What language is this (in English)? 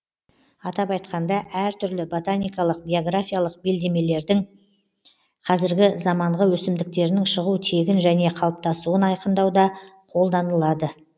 Kazakh